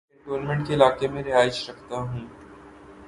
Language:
Urdu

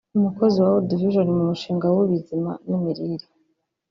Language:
Kinyarwanda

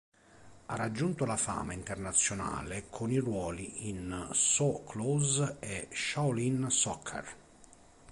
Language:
Italian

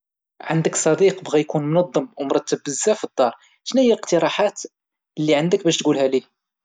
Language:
Moroccan Arabic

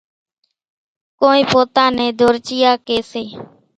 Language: Kachi Koli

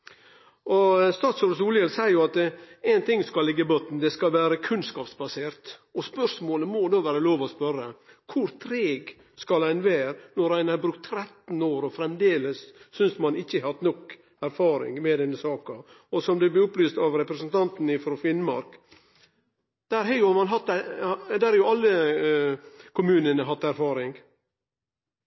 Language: Norwegian Nynorsk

